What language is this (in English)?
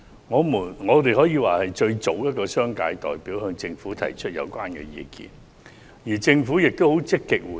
Cantonese